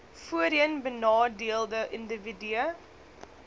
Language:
Afrikaans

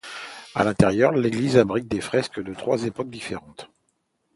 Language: French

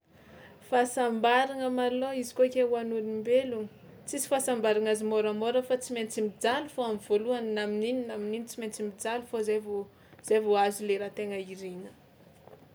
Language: Tsimihety Malagasy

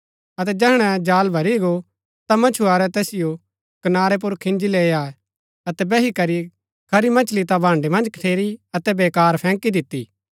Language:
Gaddi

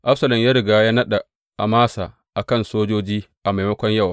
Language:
Hausa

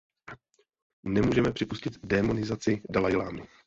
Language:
Czech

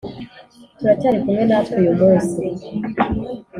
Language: Kinyarwanda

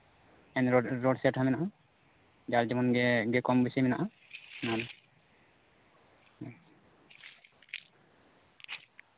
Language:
Santali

